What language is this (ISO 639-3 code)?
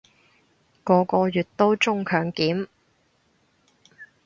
yue